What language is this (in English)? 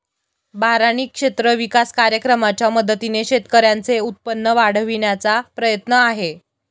Marathi